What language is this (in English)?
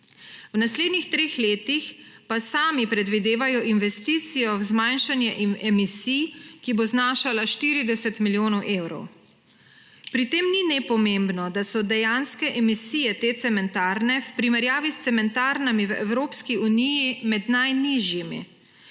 Slovenian